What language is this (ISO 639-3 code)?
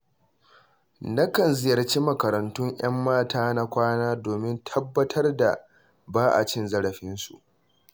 hau